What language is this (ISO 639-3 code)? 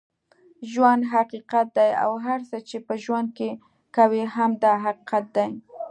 pus